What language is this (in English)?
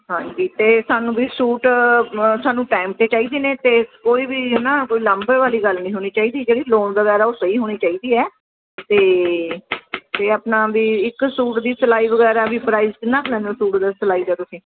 Punjabi